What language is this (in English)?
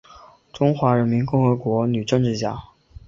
Chinese